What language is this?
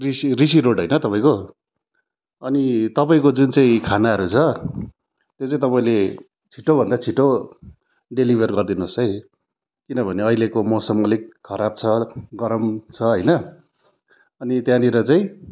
Nepali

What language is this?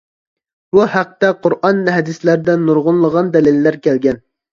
Uyghur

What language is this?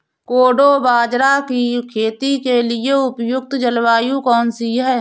Hindi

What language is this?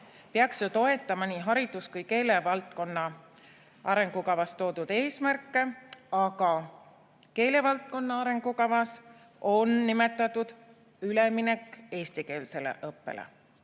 Estonian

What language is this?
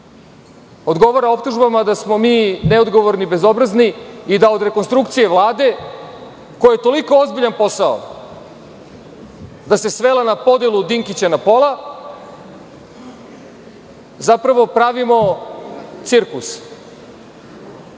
Serbian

